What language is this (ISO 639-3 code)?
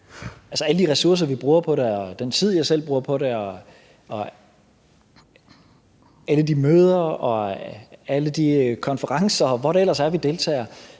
dan